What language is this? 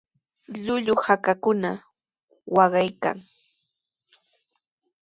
Sihuas Ancash Quechua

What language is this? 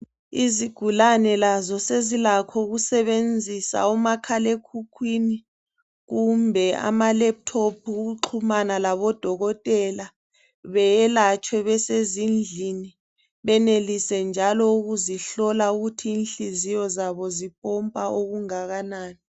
North Ndebele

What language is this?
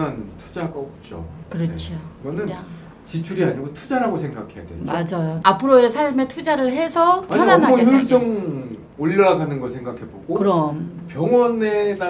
Korean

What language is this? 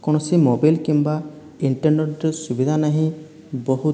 Odia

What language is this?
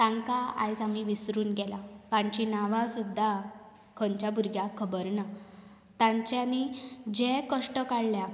Konkani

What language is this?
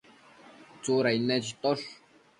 Matsés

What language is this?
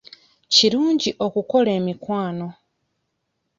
Ganda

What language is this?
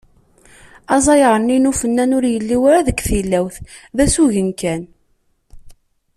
Kabyle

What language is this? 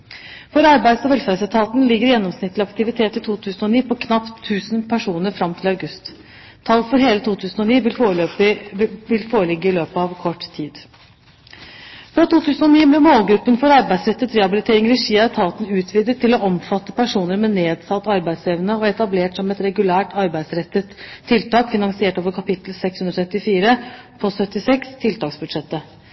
Norwegian Bokmål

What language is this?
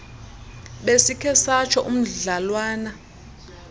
Xhosa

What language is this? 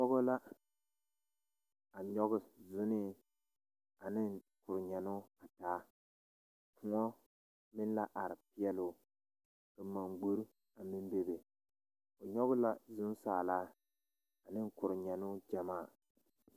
Southern Dagaare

